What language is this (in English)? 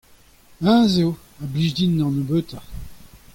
Breton